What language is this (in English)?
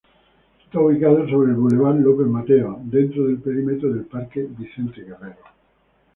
Spanish